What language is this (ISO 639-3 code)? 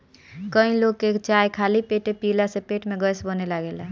bho